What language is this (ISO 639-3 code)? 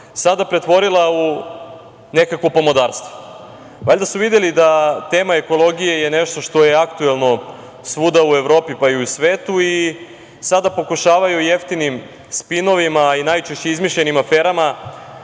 srp